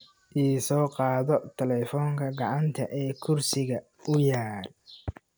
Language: Somali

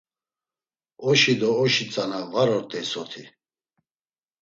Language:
Laz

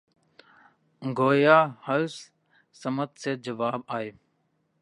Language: Urdu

